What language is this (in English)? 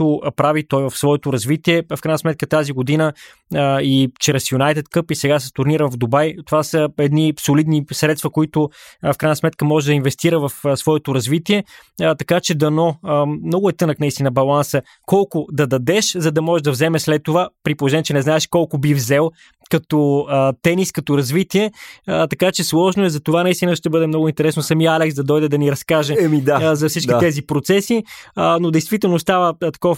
Bulgarian